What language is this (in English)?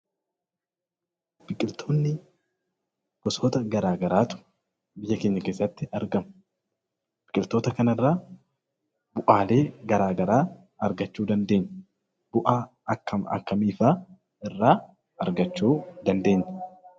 Oromo